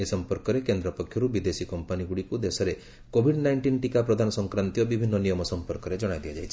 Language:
Odia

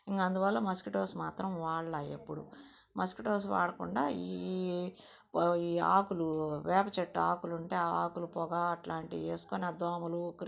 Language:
Telugu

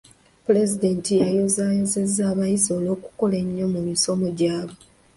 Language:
Ganda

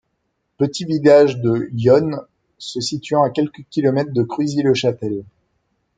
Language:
French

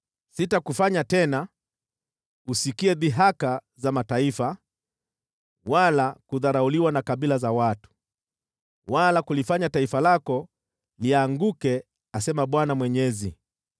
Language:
Swahili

